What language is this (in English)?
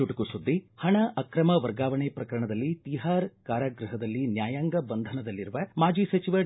Kannada